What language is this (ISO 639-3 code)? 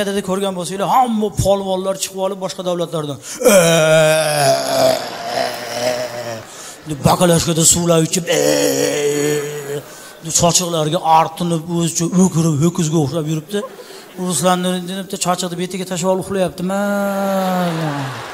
tur